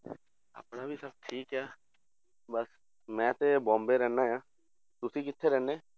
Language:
Punjabi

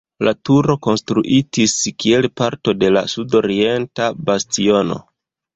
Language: Esperanto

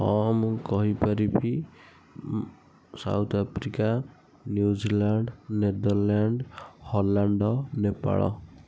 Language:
Odia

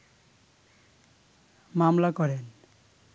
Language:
Bangla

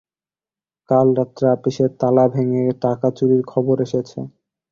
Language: Bangla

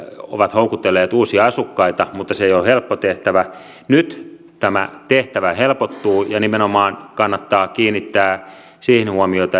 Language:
Finnish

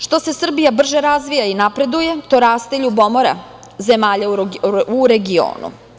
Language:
Serbian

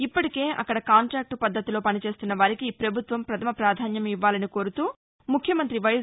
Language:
Telugu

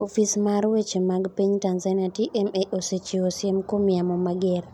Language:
Luo (Kenya and Tanzania)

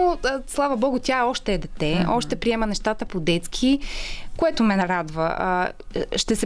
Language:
Bulgarian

